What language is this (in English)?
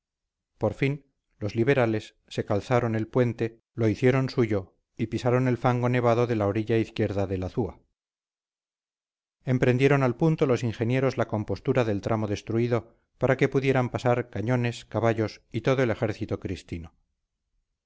Spanish